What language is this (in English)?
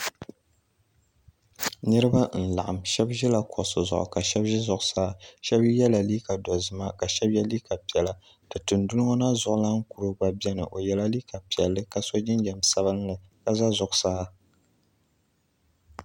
Dagbani